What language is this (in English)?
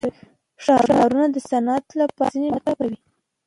Pashto